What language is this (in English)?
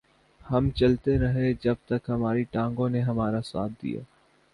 Urdu